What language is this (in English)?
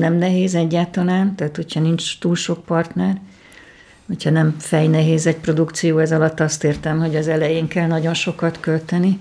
Hungarian